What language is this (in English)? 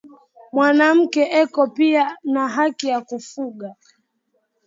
Swahili